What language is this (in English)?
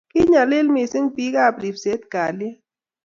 Kalenjin